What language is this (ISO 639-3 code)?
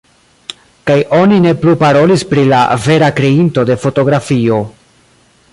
epo